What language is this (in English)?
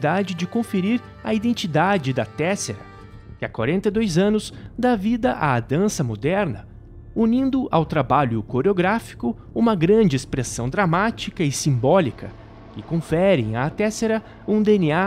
Portuguese